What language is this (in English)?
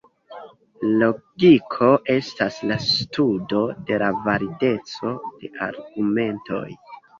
Esperanto